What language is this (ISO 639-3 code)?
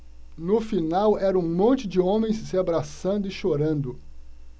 por